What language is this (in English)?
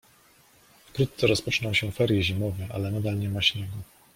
Polish